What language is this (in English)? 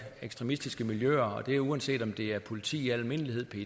Danish